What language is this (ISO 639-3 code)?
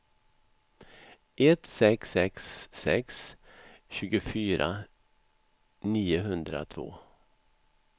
swe